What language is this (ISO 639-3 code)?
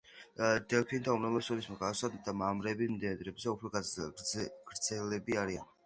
kat